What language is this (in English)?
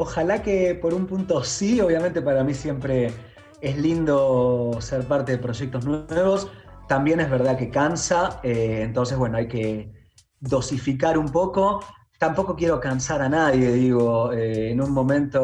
Spanish